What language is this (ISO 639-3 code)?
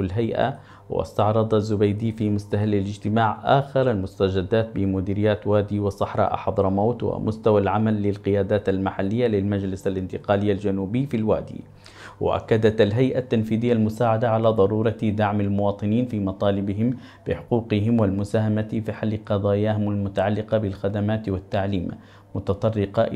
ara